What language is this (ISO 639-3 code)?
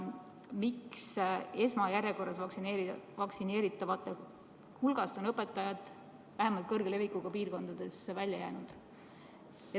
est